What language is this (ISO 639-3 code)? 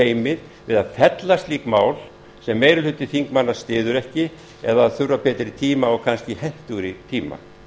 isl